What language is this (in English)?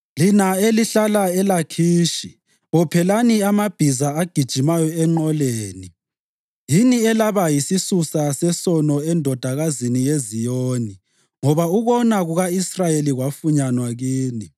North Ndebele